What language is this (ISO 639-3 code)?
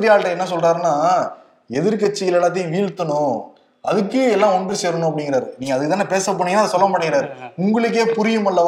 tam